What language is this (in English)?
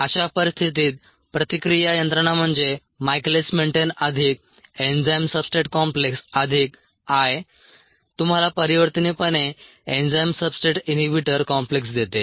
Marathi